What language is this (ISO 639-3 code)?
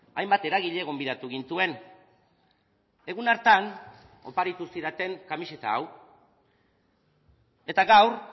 eus